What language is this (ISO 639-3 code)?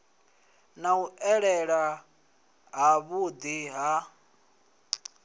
ven